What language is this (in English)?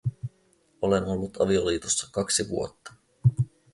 Finnish